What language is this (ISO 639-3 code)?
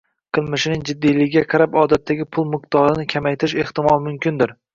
uzb